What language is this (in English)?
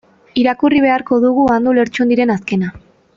Basque